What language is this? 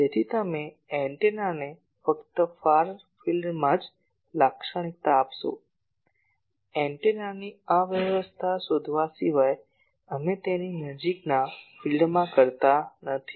Gujarati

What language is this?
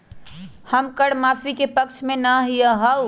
Magahi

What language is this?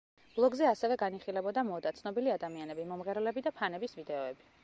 Georgian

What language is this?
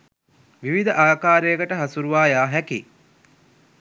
Sinhala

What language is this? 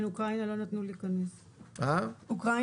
Hebrew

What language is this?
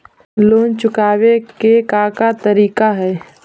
Magahi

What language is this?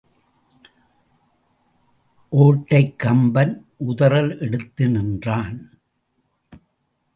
Tamil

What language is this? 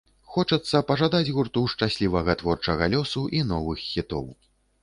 Belarusian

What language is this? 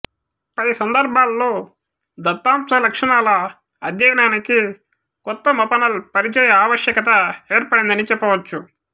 Telugu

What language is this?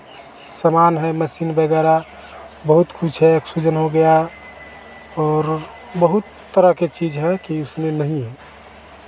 Hindi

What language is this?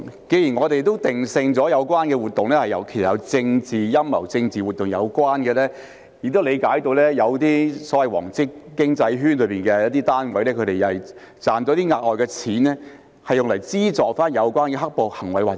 Cantonese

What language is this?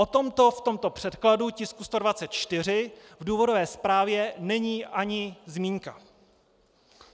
Czech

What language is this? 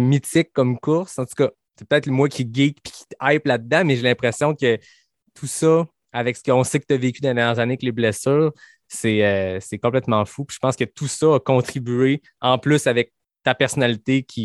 French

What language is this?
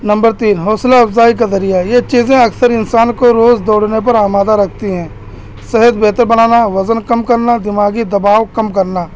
Urdu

